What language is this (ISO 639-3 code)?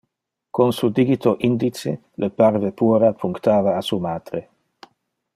ina